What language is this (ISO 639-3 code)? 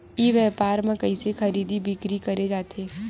hne